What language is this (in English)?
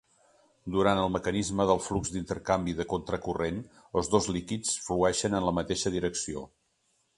Catalan